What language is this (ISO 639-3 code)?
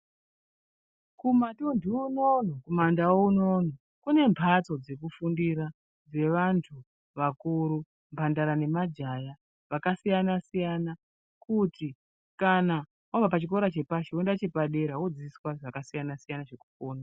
ndc